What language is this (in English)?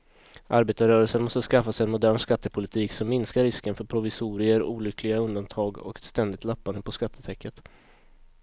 Swedish